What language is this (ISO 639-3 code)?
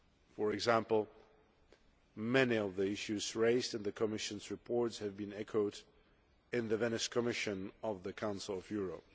eng